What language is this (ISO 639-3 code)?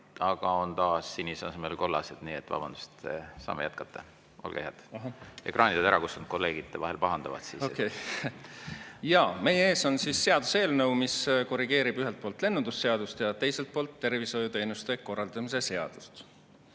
est